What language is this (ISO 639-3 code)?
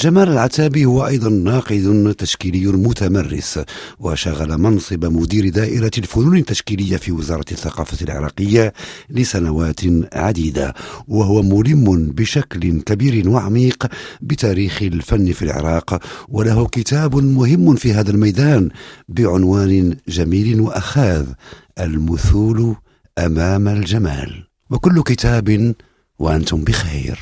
ara